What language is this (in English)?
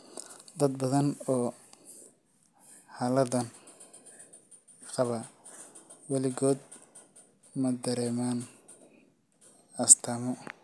Somali